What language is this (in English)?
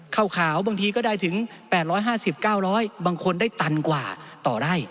Thai